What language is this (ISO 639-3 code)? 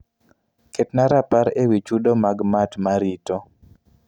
luo